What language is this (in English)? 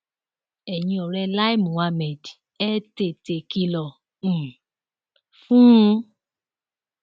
Yoruba